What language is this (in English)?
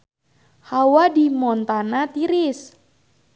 Sundanese